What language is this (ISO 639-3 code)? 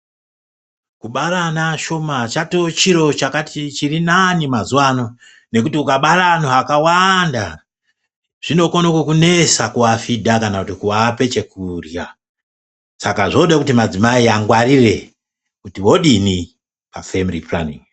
ndc